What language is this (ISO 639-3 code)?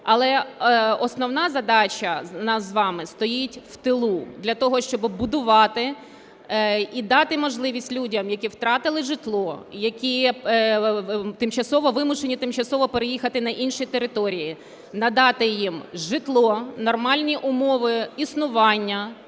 ukr